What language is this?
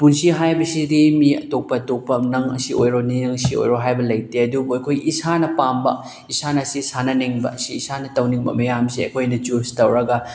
Manipuri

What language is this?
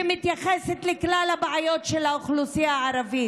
Hebrew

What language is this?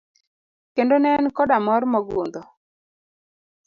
Luo (Kenya and Tanzania)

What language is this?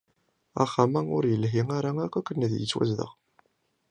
Kabyle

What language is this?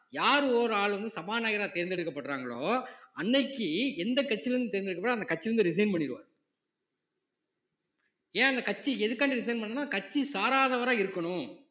Tamil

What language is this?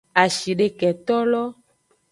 Aja (Benin)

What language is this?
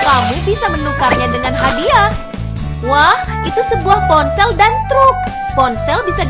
Indonesian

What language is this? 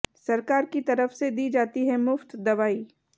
Hindi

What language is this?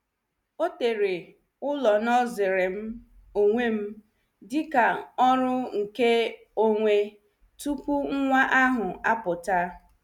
Igbo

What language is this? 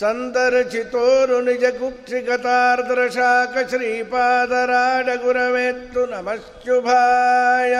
Kannada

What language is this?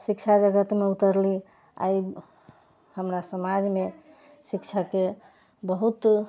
Maithili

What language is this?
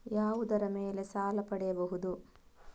Kannada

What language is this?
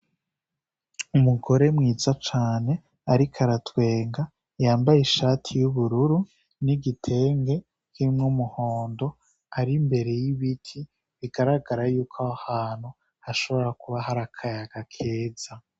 Rundi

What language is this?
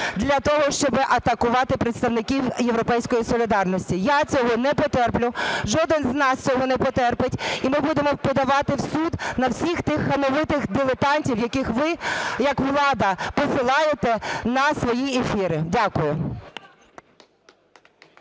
Ukrainian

